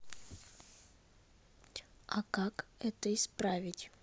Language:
Russian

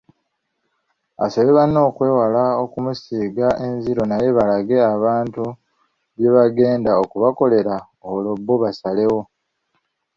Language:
Ganda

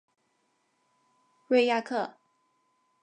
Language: Chinese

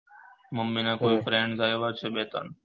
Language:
Gujarati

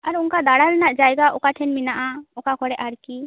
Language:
Santali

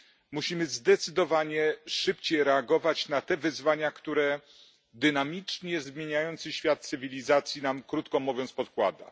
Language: Polish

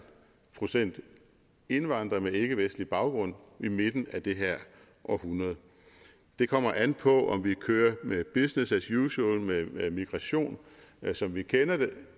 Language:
Danish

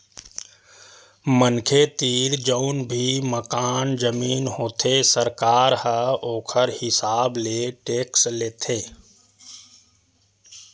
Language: Chhattisgarhi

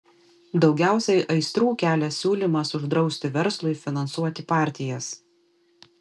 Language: Lithuanian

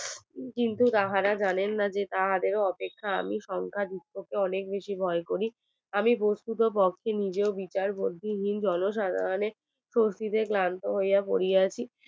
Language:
Bangla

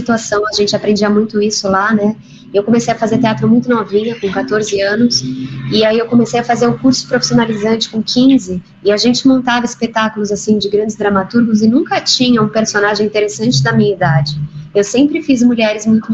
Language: Portuguese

